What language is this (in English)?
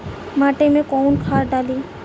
Bhojpuri